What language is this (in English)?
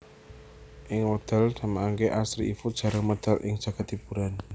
Javanese